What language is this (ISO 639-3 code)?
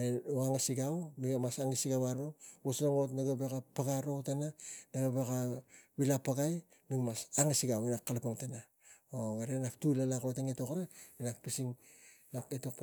tgc